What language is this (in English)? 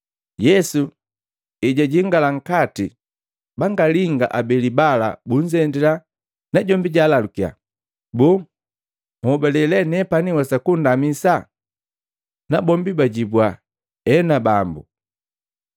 Matengo